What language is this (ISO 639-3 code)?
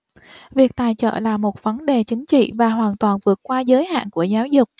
vie